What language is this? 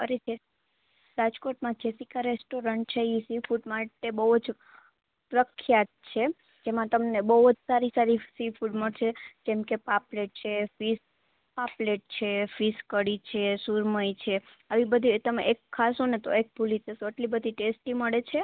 Gujarati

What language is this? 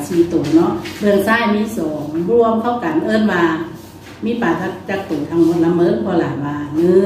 Thai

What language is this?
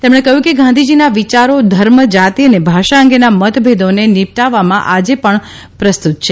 Gujarati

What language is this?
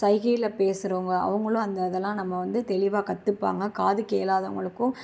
Tamil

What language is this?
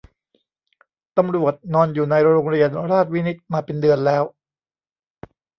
Thai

